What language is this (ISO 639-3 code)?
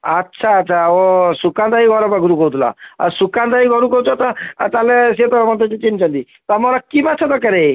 ori